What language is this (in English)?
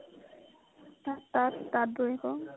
Assamese